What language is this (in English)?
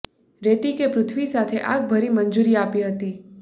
Gujarati